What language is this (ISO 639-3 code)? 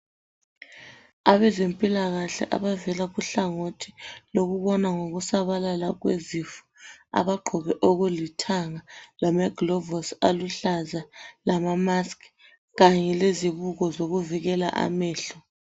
nde